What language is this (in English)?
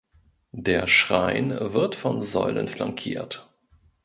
German